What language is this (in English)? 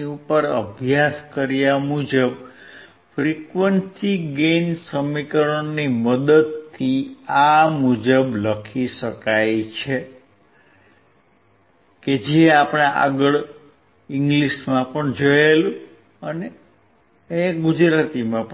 Gujarati